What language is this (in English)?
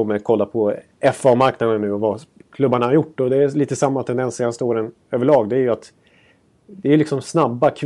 Swedish